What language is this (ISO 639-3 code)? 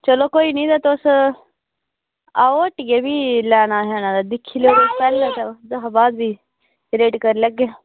doi